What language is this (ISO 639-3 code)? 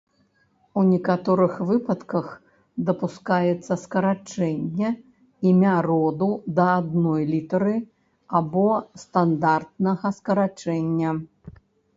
bel